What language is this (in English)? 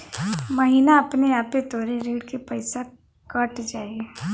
Bhojpuri